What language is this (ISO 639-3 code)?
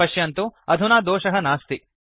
san